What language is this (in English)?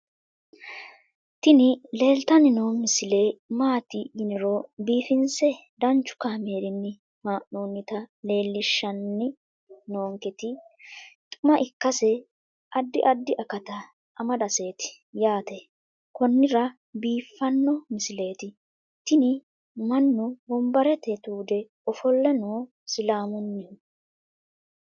Sidamo